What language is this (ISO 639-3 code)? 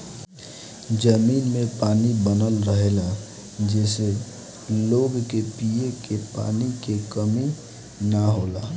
bho